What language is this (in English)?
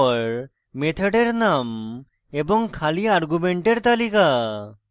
Bangla